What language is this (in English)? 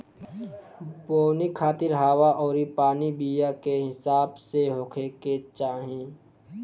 Bhojpuri